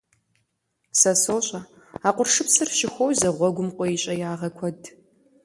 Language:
Kabardian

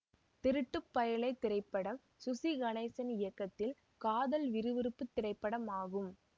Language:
Tamil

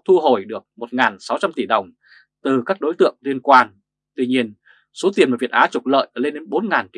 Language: Vietnamese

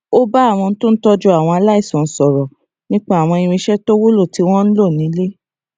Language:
Yoruba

